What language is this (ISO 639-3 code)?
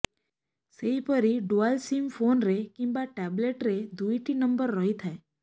ori